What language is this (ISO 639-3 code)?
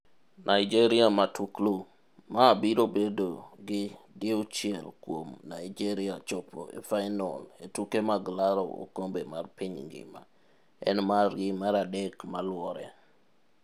luo